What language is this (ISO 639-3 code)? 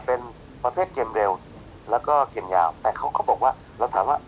tha